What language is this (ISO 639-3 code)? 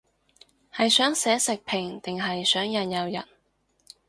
yue